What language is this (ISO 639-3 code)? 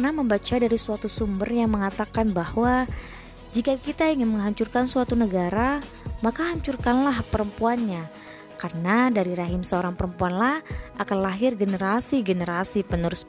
ind